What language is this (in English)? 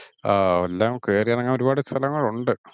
Malayalam